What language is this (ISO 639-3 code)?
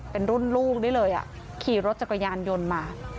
tha